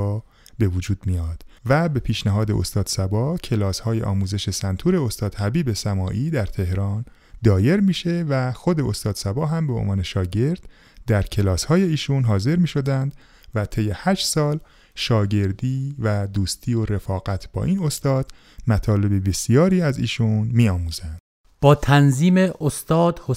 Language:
Persian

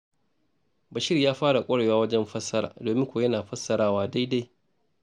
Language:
Hausa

